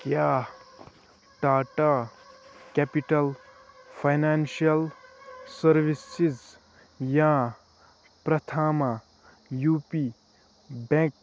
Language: Kashmiri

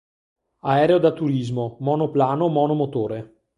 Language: Italian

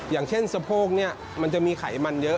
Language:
Thai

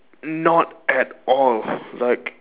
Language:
English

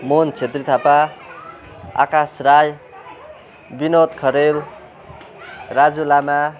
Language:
Nepali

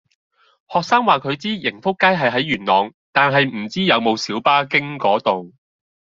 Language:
Cantonese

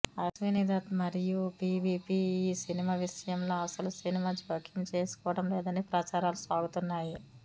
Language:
Telugu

